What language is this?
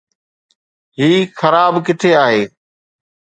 Sindhi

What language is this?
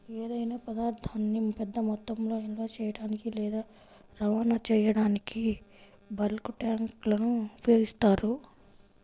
Telugu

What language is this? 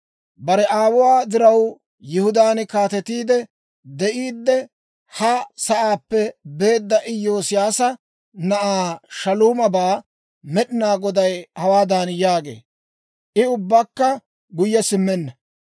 Dawro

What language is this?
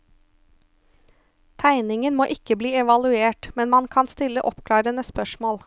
Norwegian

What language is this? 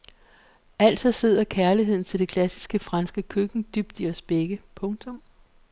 Danish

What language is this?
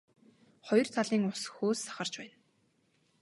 Mongolian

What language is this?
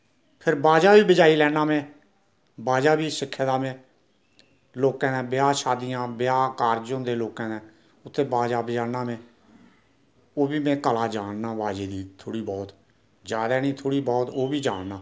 Dogri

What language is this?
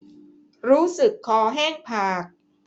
Thai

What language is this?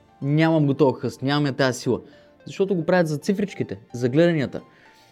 Bulgarian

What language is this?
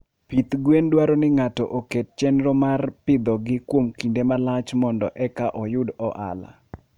Luo (Kenya and Tanzania)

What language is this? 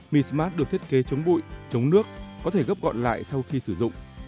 Vietnamese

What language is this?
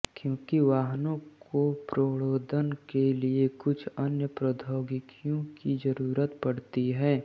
Hindi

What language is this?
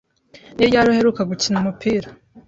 Kinyarwanda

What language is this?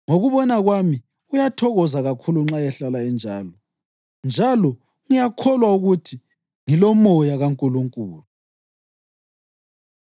North Ndebele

